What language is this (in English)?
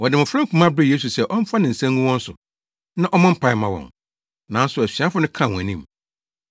Akan